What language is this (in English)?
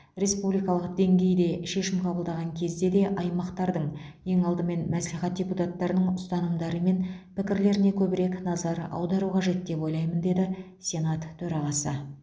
Kazakh